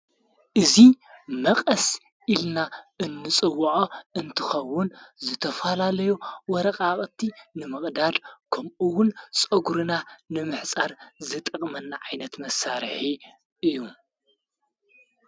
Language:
Tigrinya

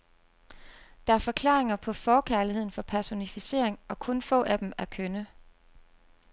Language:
Danish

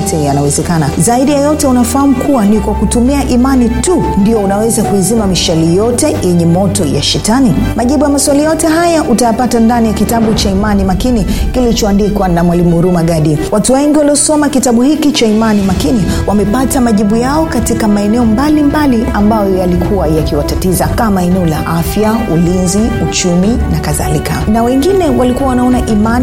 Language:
Swahili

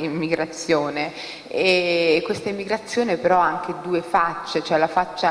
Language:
Italian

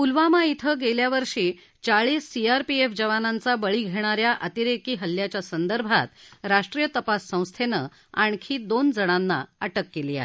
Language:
Marathi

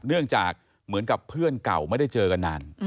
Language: Thai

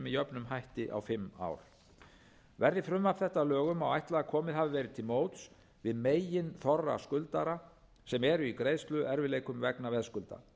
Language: Icelandic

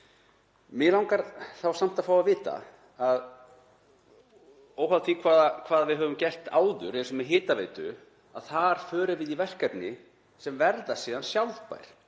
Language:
Icelandic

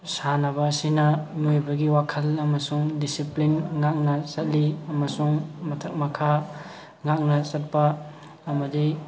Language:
Manipuri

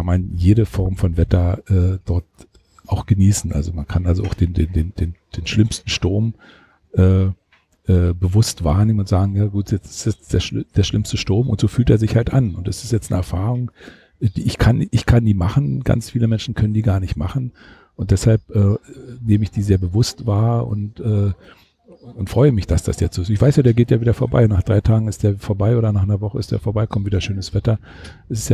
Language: German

